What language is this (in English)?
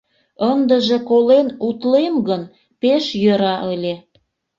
Mari